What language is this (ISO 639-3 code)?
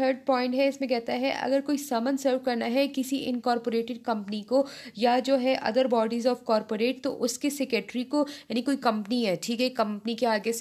hin